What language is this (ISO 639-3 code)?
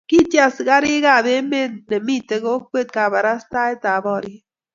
kln